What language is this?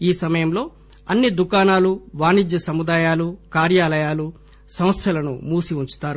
Telugu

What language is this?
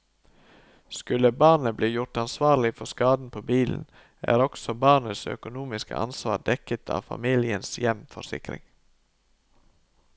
Norwegian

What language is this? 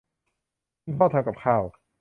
Thai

